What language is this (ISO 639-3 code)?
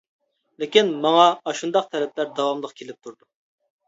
uig